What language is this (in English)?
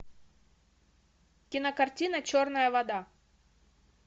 Russian